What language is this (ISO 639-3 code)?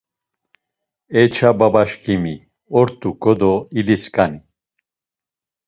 lzz